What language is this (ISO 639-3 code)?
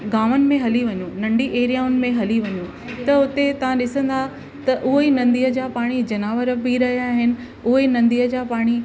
snd